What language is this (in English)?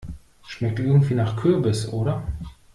German